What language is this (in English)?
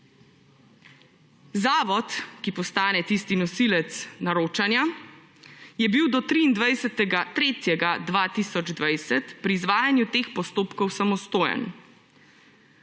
Slovenian